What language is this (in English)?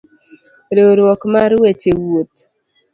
Luo (Kenya and Tanzania)